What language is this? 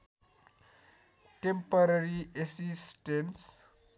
Nepali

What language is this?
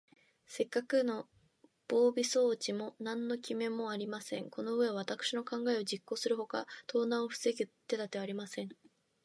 Japanese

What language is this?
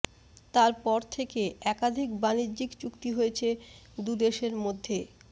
Bangla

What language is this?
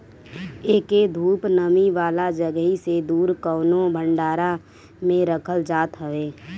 Bhojpuri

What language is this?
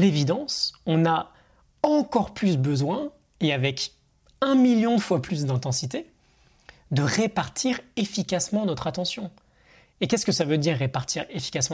French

